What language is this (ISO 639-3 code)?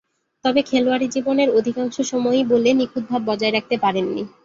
ben